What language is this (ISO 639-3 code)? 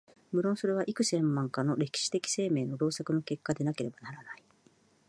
jpn